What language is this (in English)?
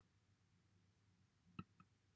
Welsh